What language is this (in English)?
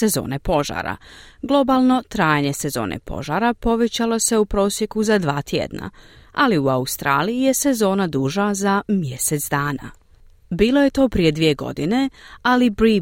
Croatian